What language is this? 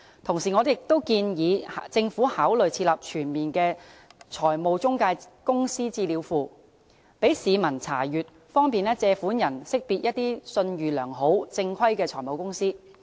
Cantonese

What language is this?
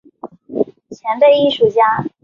Chinese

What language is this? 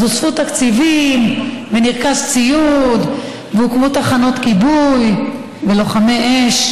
Hebrew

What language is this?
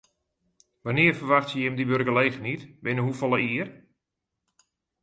Western Frisian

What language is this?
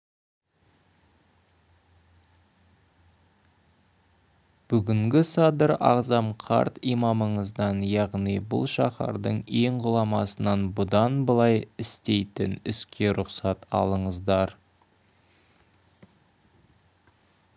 Kazakh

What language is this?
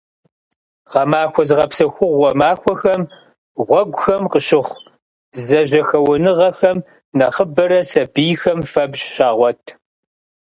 Kabardian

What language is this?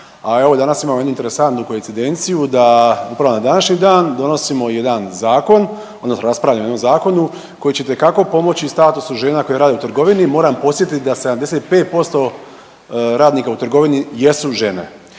Croatian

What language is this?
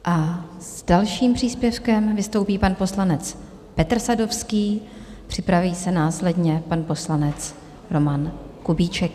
Czech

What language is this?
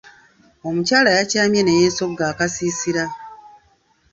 Ganda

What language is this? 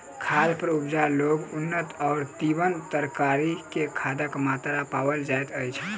Maithili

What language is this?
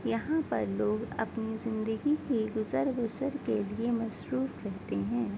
Urdu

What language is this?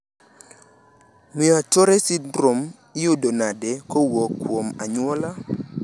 Luo (Kenya and Tanzania)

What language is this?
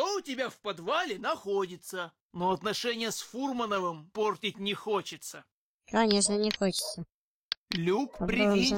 Russian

